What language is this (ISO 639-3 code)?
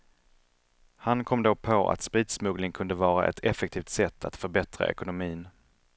swe